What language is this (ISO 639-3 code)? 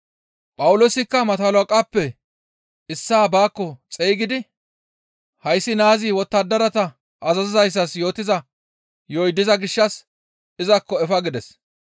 gmv